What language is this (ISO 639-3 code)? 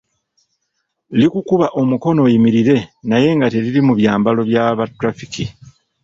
lug